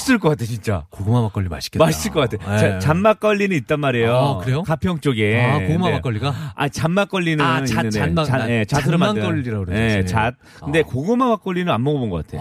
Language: Korean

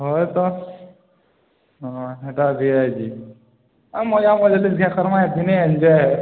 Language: Odia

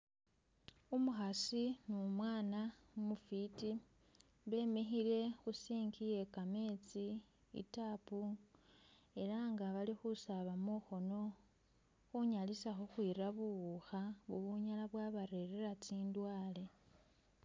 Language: Masaaba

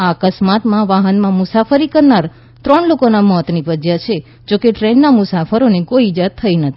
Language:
Gujarati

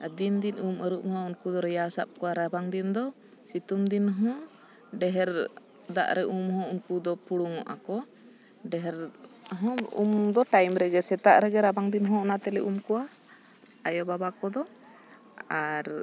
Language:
Santali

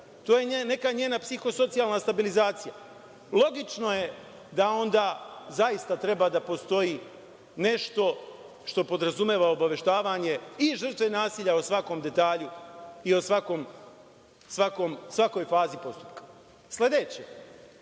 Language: Serbian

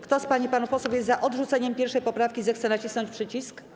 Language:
Polish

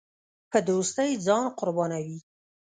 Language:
Pashto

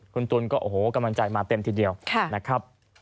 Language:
Thai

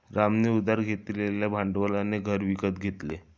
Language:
Marathi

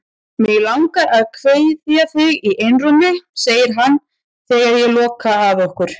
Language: Icelandic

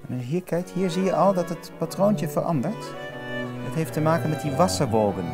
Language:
Dutch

